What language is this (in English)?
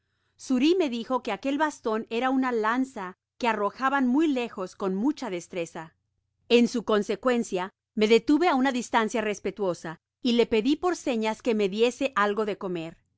Spanish